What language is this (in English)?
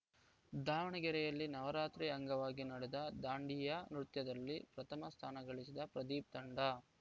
Kannada